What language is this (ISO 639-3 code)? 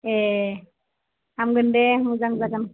brx